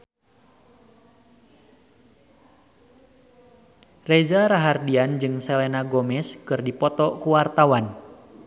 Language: Sundanese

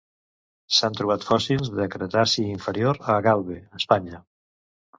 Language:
Catalan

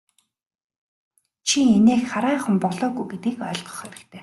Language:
Mongolian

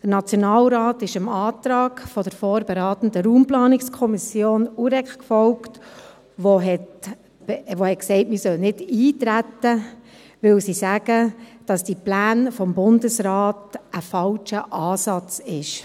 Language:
Swiss German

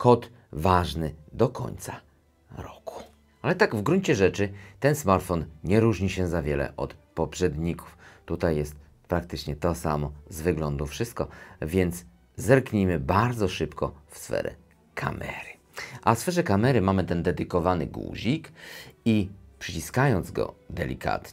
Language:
Polish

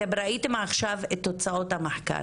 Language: Hebrew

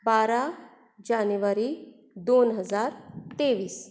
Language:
Konkani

